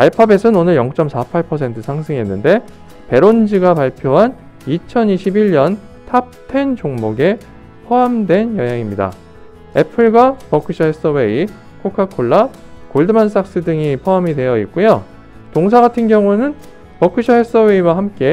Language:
Korean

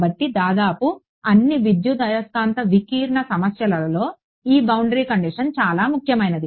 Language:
Telugu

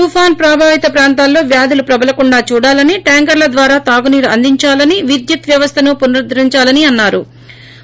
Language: Telugu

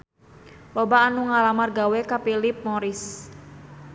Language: Sundanese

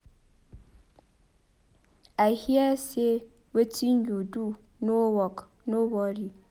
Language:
Nigerian Pidgin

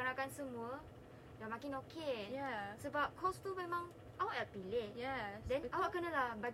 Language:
Malay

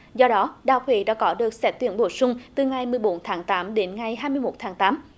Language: Vietnamese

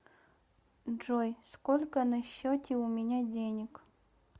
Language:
Russian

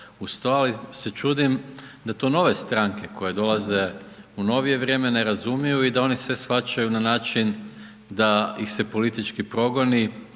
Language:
Croatian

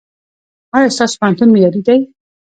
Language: Pashto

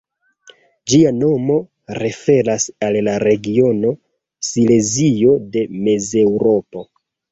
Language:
Esperanto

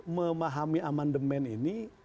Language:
Indonesian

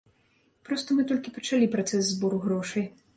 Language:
Belarusian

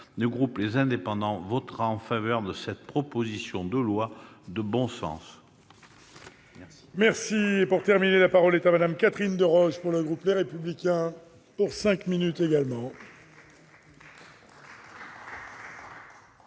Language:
French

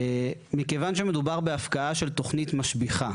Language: Hebrew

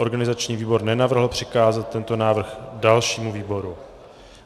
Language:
Czech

